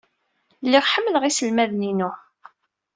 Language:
Kabyle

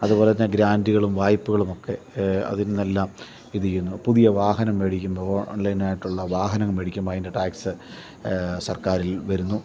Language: Malayalam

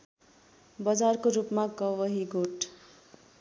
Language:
Nepali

